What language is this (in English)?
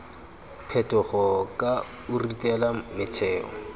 Tswana